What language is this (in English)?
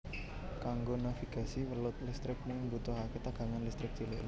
Javanese